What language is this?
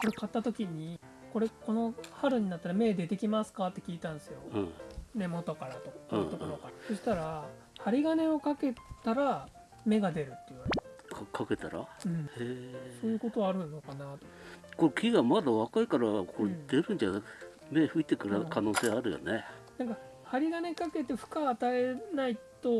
Japanese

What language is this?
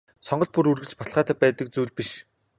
Mongolian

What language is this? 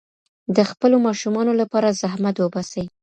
Pashto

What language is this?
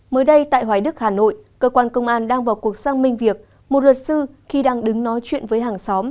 Vietnamese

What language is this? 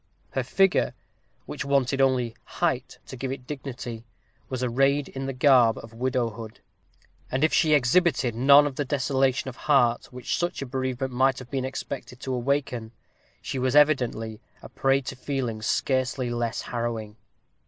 English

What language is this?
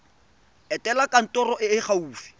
Tswana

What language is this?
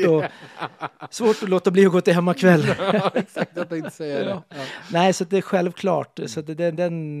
Swedish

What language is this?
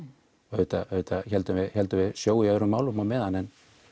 Icelandic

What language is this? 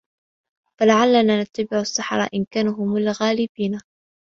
Arabic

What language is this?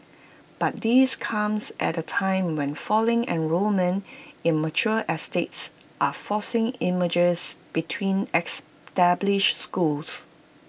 English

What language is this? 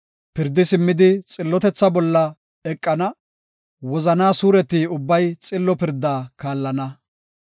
Gofa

